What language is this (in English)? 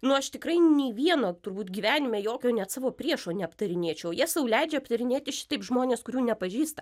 Lithuanian